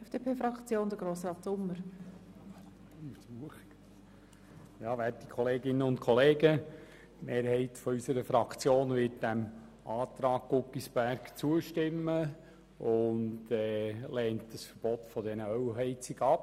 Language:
Swiss German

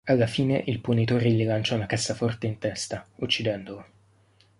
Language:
Italian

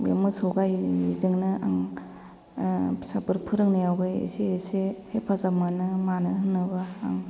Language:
Bodo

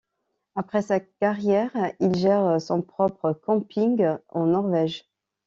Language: French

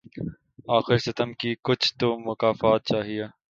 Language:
Urdu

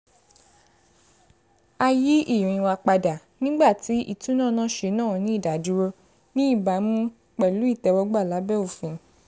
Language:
Yoruba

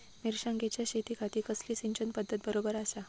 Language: Marathi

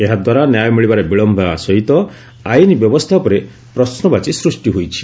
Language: Odia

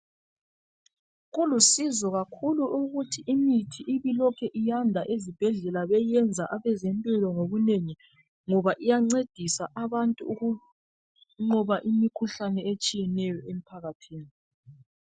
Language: North Ndebele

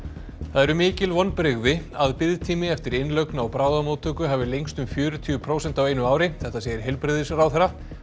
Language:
Icelandic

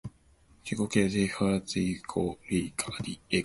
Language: Cantonese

